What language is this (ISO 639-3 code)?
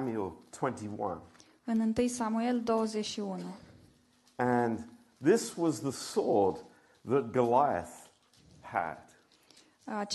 ron